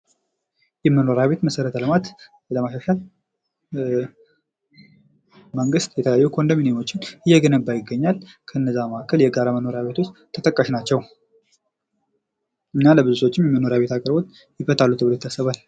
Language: Amharic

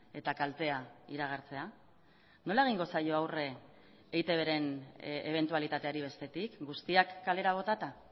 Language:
Basque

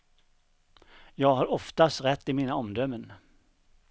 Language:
Swedish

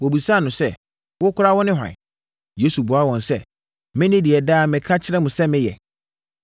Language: Akan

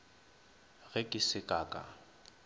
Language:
Northern Sotho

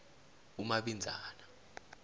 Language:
South Ndebele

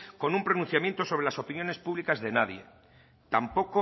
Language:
Spanish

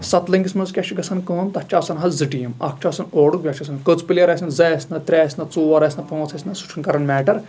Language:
Kashmiri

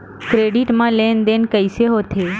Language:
Chhattisgarhi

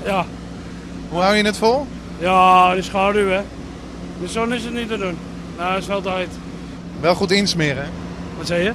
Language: Dutch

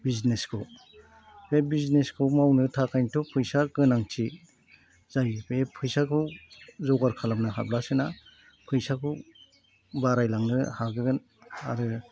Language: Bodo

